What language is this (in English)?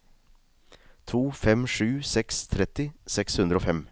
Norwegian